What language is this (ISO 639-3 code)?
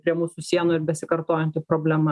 lit